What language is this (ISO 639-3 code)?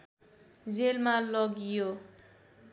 nep